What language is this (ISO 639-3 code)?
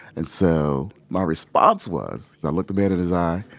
eng